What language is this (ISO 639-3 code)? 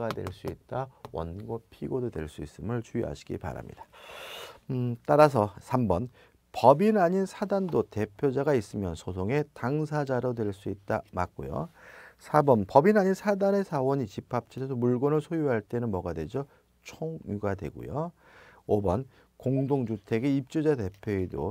kor